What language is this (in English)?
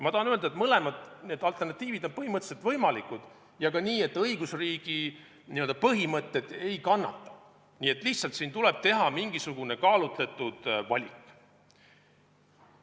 Estonian